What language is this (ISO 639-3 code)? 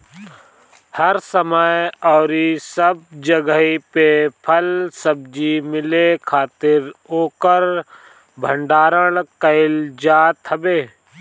bho